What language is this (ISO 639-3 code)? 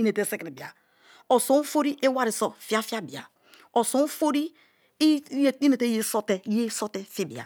ijn